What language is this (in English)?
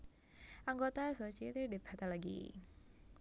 Javanese